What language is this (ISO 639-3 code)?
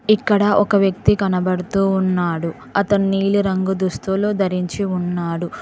tel